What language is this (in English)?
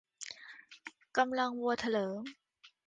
Thai